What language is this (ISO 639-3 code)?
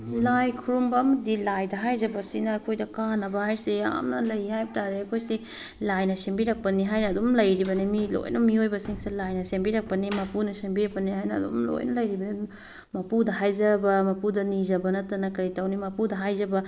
mni